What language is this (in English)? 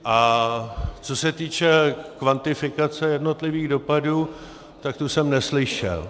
Czech